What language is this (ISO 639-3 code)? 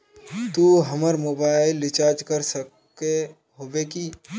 mag